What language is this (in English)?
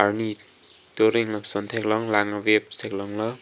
Karbi